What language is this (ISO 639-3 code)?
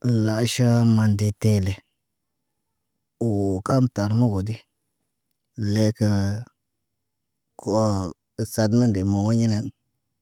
mne